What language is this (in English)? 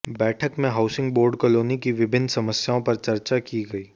Hindi